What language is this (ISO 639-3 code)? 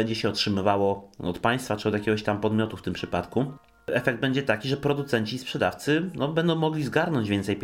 pol